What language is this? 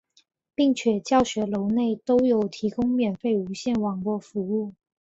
Chinese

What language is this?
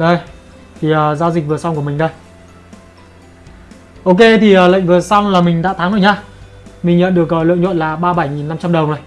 Vietnamese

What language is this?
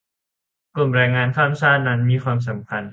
Thai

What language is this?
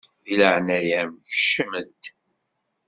Kabyle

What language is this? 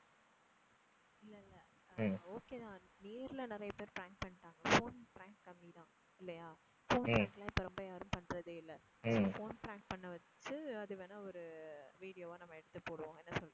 Tamil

